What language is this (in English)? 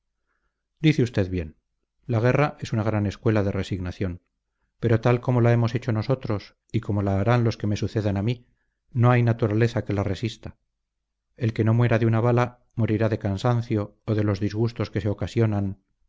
Spanish